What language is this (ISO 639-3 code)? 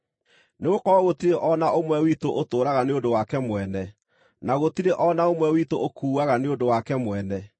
kik